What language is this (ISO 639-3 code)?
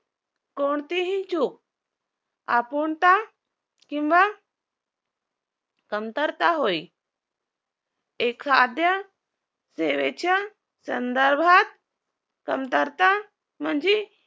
mar